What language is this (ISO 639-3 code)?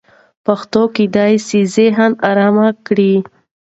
pus